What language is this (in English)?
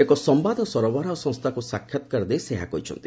Odia